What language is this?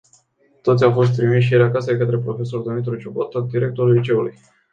Romanian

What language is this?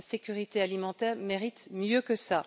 French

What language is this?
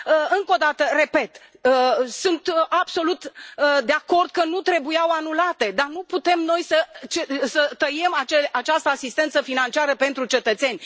Romanian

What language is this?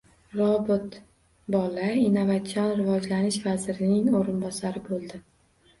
Uzbek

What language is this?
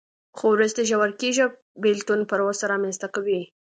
Pashto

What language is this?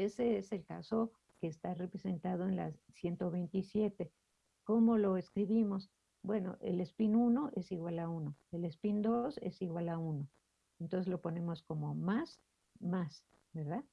Spanish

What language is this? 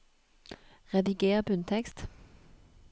Norwegian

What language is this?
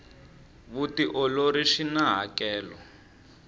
Tsonga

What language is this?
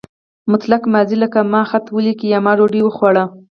Pashto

